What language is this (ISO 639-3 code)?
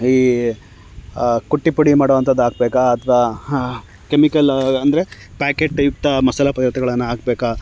kan